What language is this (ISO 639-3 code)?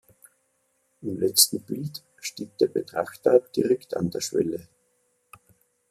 deu